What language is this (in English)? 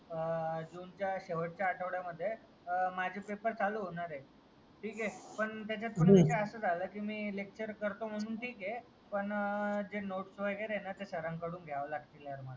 Marathi